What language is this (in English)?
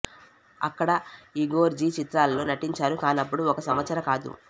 Telugu